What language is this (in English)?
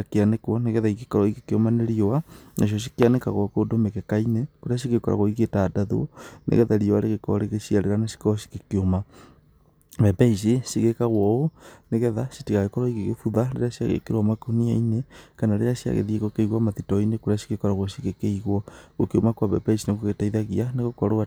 Kikuyu